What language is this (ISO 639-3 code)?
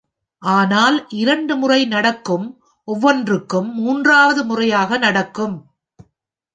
tam